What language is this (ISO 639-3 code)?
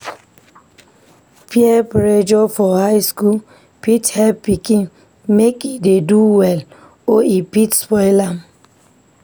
pcm